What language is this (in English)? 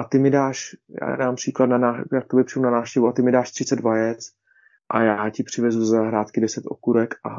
Czech